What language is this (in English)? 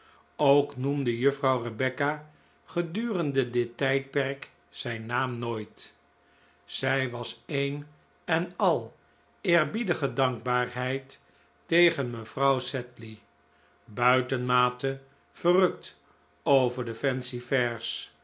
Dutch